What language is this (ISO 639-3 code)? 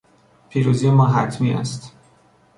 fas